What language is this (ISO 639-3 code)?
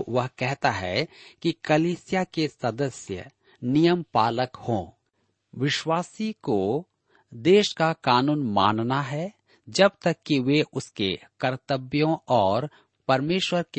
hin